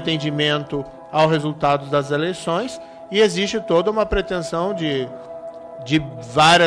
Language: Portuguese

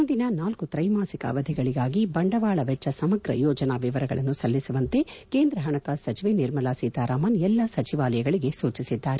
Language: Kannada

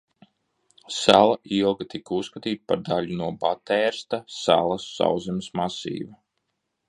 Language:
Latvian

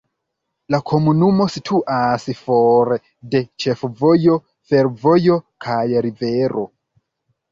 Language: Esperanto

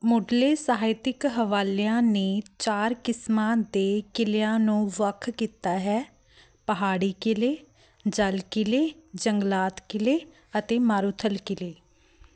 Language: Punjabi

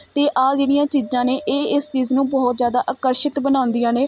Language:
Punjabi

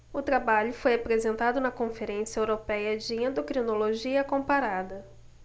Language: Portuguese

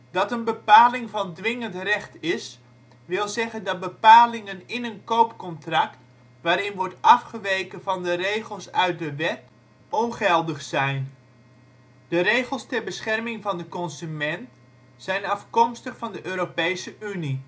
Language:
Dutch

